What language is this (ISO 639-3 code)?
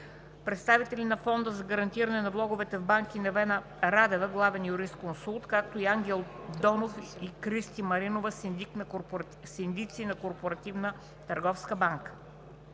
bul